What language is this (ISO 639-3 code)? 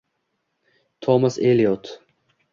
uzb